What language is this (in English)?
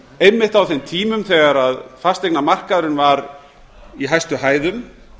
Icelandic